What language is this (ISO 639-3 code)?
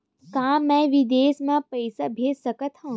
hne